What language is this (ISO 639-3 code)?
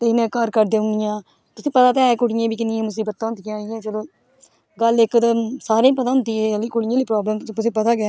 doi